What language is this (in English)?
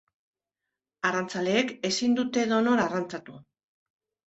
Basque